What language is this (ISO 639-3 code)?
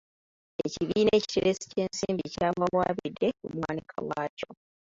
lug